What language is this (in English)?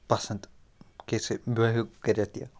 Kashmiri